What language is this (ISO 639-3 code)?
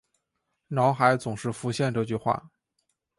zho